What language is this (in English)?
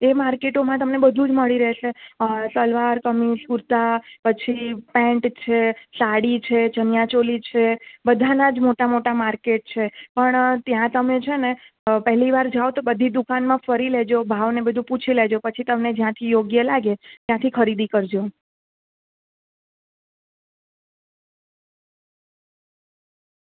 Gujarati